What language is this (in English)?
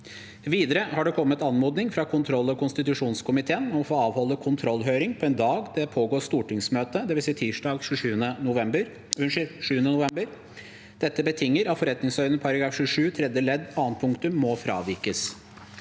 Norwegian